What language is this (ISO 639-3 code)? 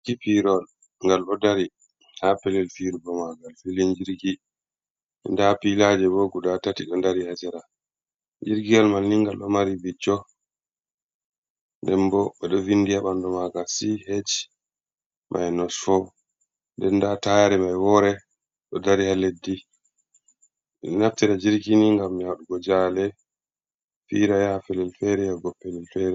ful